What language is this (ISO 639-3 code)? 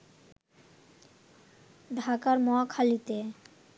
ben